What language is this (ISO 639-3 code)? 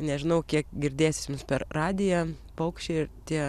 lit